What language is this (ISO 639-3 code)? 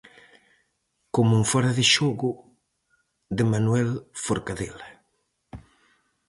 glg